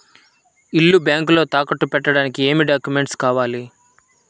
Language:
Telugu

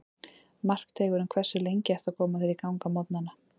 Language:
Icelandic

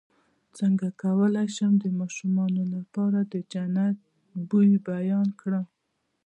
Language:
Pashto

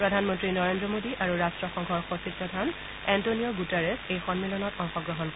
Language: Assamese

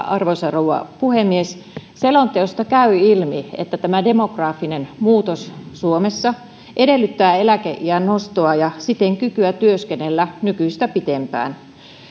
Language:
Finnish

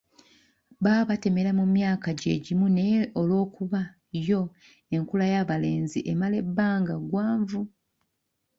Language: Ganda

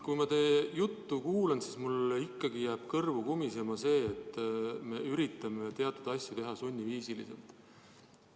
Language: Estonian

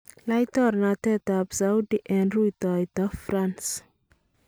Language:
Kalenjin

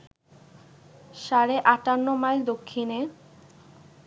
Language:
Bangla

